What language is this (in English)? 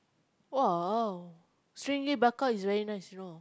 English